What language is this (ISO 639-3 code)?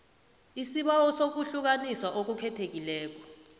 nbl